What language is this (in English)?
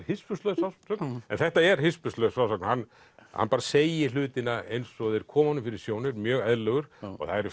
Icelandic